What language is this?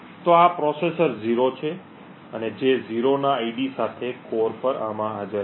Gujarati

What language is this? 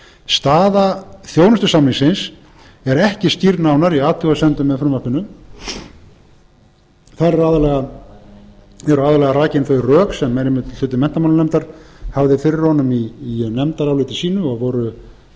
Icelandic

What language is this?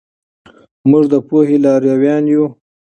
Pashto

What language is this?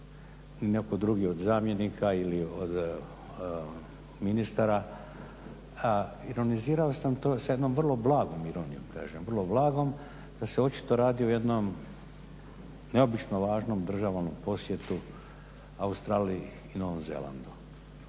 Croatian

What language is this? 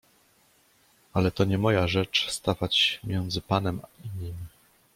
Polish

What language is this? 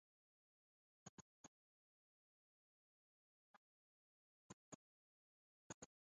Ebrié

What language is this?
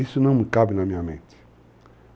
Portuguese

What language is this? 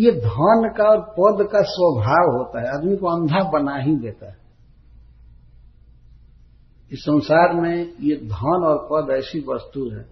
Hindi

